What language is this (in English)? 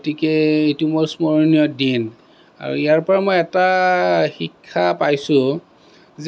Assamese